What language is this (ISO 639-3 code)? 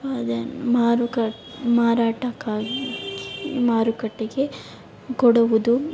kan